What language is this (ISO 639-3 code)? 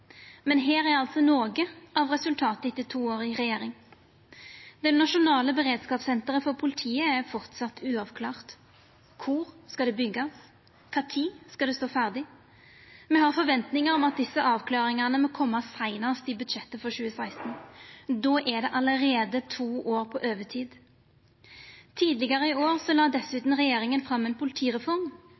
nno